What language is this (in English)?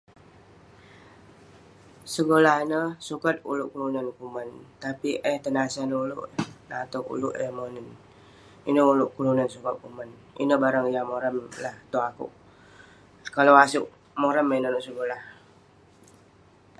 Western Penan